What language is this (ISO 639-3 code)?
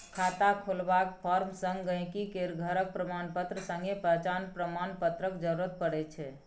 mai